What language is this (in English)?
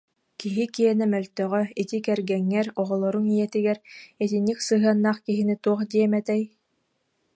Yakut